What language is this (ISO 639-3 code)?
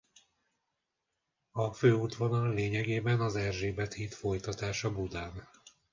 hun